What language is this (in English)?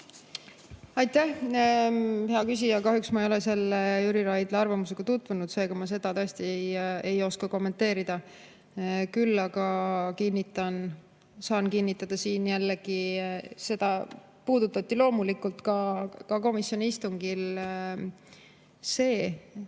Estonian